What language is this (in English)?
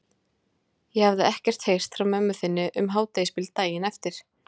Icelandic